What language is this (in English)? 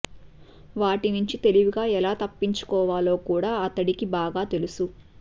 Telugu